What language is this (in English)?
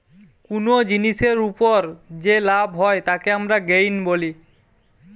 Bangla